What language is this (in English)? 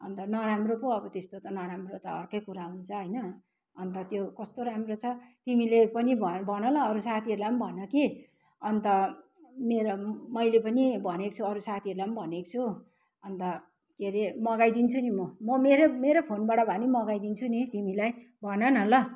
Nepali